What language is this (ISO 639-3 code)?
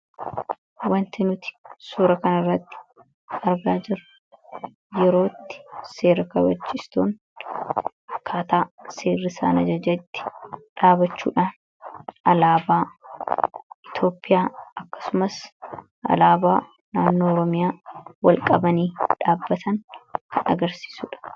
orm